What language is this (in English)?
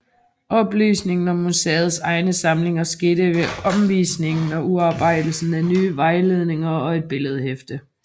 Danish